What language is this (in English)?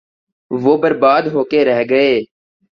Urdu